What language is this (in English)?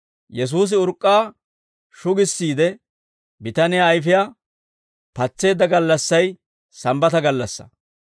Dawro